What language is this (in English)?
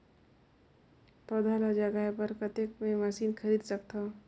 Chhattisgarhi